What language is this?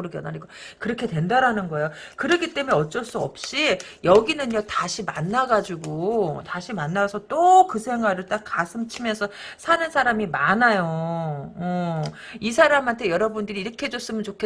Korean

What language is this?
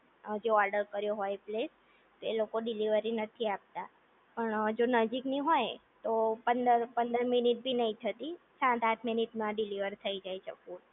Gujarati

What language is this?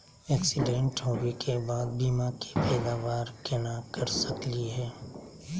Magahi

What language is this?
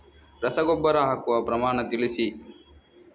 Kannada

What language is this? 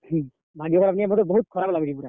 Odia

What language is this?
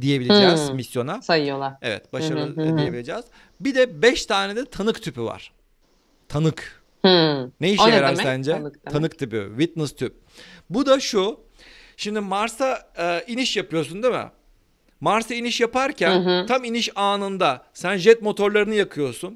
Turkish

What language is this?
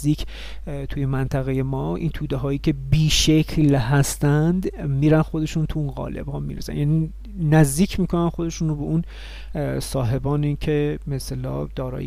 Persian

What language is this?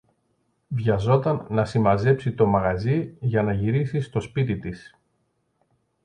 Greek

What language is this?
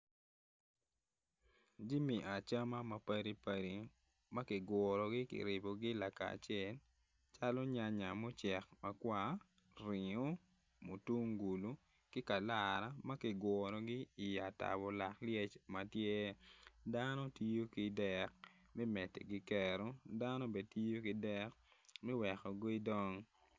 Acoli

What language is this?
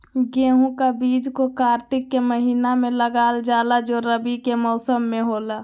Magahi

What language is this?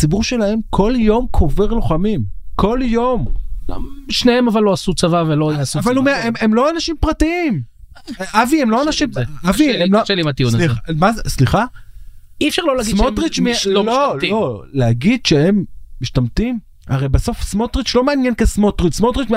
Hebrew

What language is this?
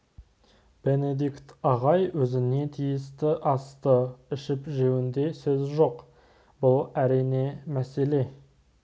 Kazakh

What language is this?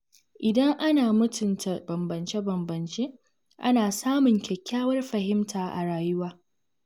Hausa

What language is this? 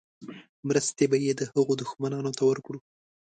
Pashto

